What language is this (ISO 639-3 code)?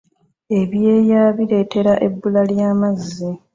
lug